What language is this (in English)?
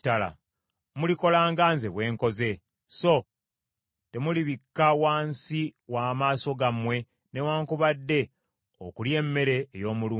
Ganda